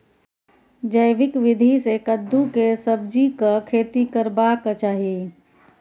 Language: Maithili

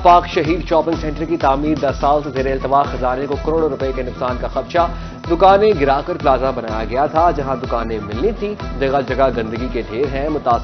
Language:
Hindi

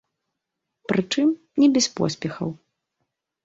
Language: Belarusian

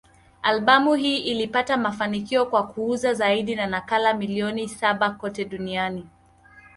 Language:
Swahili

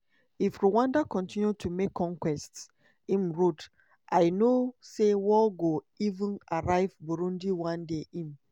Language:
Nigerian Pidgin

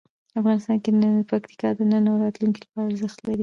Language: Pashto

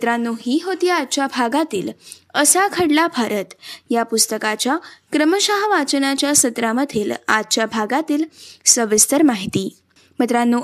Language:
Marathi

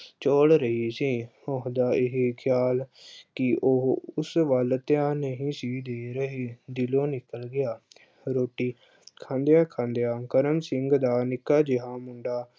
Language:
Punjabi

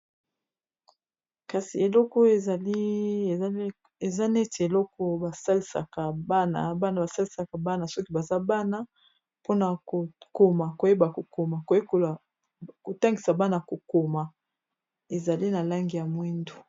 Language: Lingala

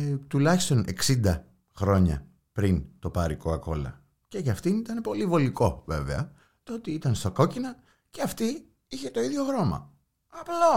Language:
Greek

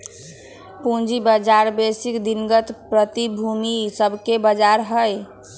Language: Magahi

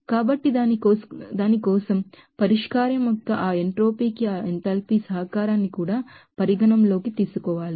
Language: Telugu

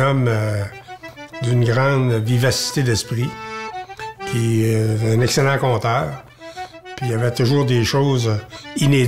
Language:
French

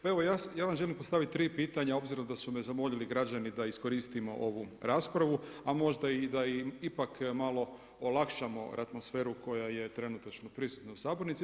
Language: Croatian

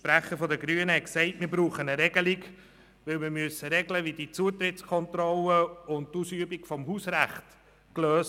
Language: Swiss German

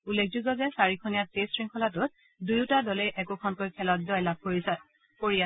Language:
Assamese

